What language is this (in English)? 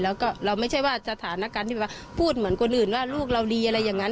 Thai